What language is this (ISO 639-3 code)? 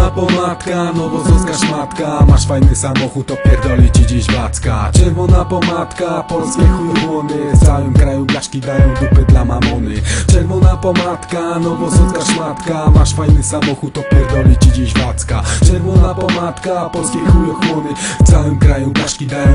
pol